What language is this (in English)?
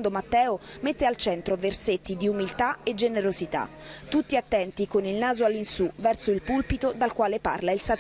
Italian